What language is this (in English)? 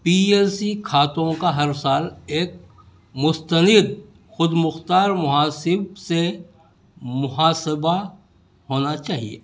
Urdu